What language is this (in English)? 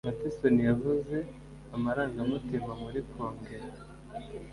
Kinyarwanda